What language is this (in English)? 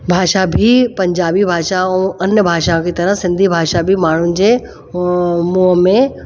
Sindhi